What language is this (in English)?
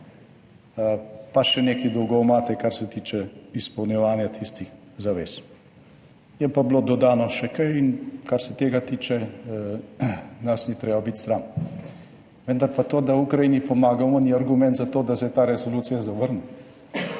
Slovenian